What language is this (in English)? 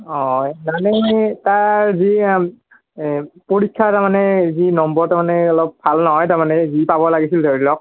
Assamese